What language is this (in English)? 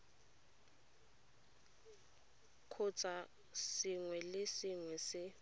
Tswana